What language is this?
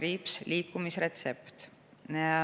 Estonian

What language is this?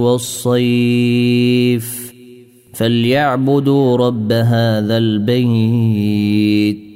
Arabic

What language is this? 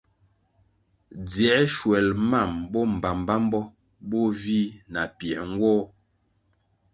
Kwasio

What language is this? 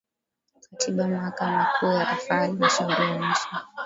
Swahili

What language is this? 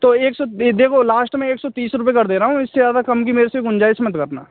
Hindi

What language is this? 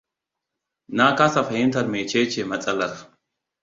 Hausa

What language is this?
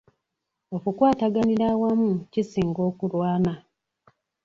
Ganda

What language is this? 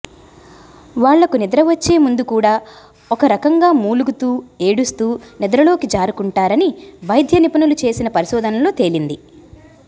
Telugu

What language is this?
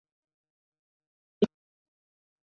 Chinese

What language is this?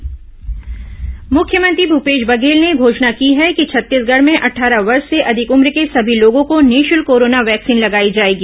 Hindi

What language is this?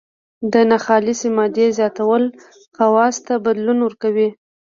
Pashto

